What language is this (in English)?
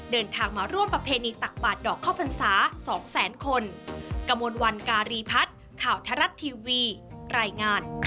Thai